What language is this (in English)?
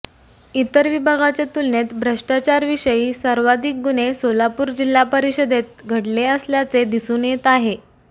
Marathi